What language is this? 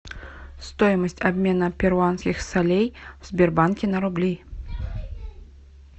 Russian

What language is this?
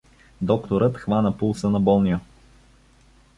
Bulgarian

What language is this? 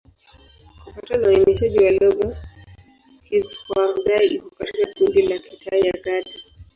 Swahili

